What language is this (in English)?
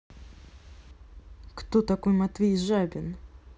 Russian